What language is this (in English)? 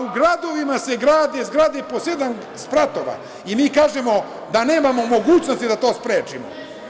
Serbian